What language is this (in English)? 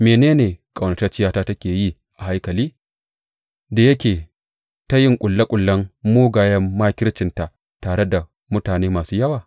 Hausa